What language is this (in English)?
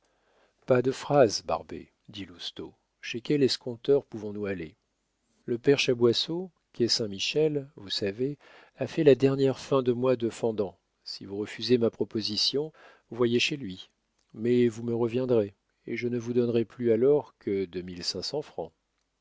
French